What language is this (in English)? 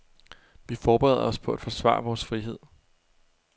Danish